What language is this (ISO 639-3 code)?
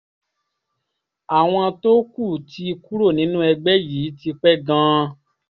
yor